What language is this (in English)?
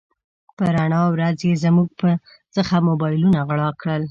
Pashto